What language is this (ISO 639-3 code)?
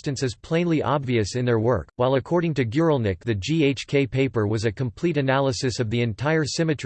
eng